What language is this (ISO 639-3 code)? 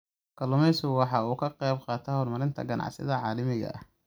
som